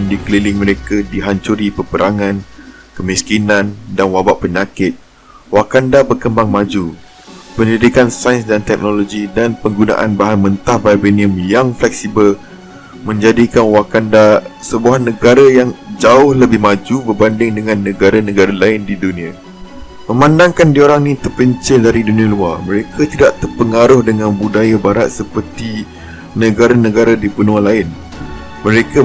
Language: Malay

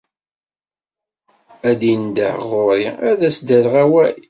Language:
Kabyle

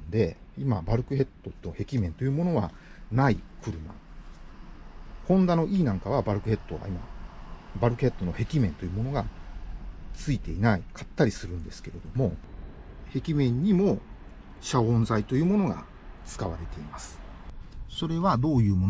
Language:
Japanese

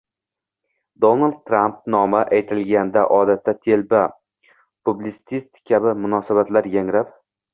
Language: Uzbek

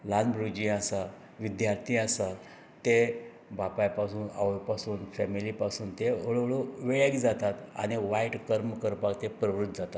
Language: Konkani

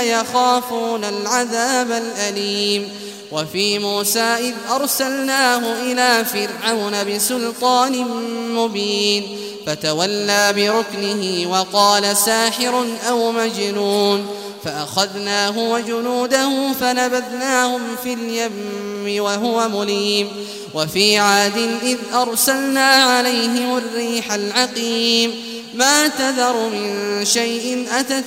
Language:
Arabic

